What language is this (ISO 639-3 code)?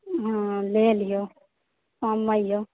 mai